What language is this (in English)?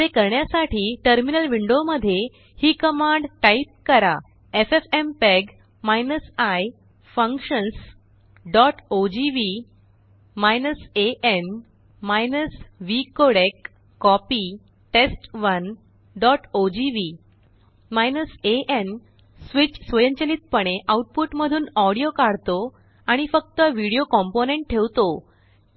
Marathi